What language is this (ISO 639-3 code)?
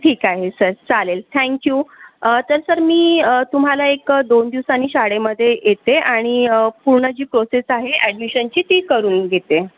mar